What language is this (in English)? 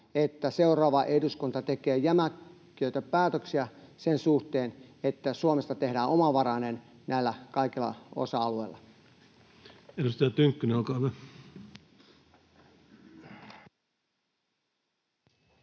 Finnish